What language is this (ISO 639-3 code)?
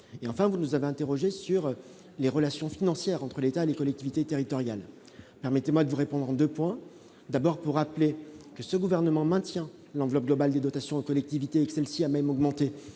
fra